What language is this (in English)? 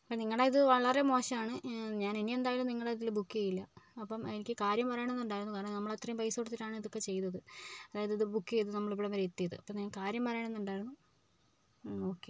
Malayalam